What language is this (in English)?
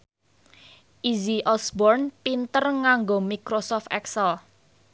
Javanese